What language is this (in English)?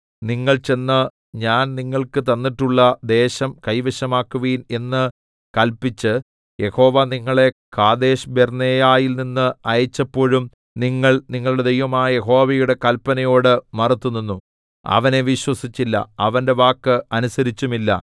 Malayalam